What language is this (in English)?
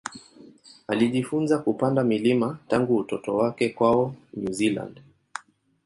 Swahili